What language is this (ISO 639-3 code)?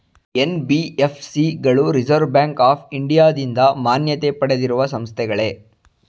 kan